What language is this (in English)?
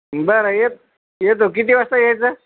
Marathi